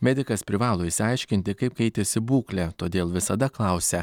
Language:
Lithuanian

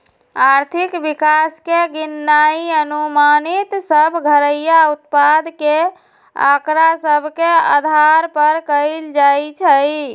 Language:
Magahi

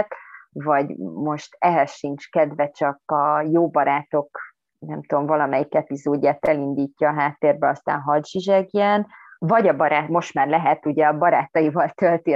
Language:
Hungarian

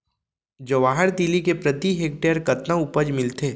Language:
Chhattisgarhi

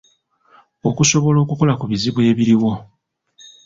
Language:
Ganda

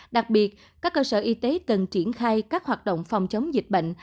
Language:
Vietnamese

